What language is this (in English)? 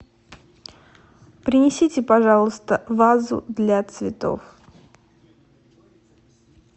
Russian